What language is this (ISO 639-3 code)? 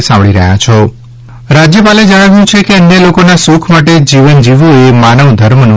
guj